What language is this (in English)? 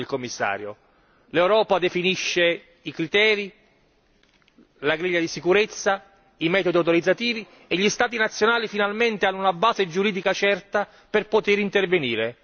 Italian